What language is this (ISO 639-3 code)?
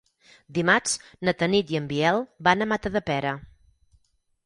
cat